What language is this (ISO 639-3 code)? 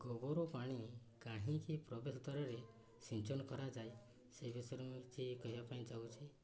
ori